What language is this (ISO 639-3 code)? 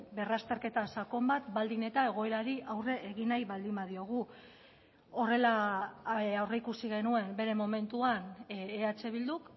eus